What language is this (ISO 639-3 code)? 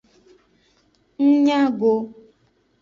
ajg